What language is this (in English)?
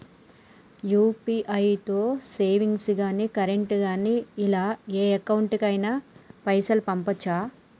Telugu